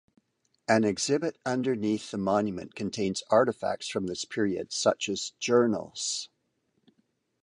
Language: English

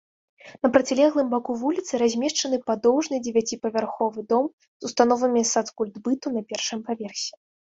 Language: Belarusian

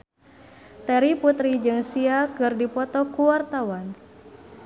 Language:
Sundanese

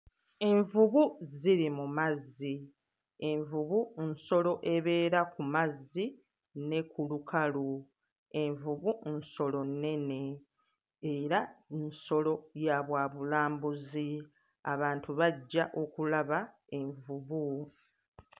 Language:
Ganda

